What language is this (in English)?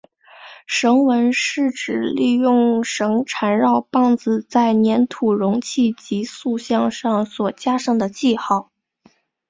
Chinese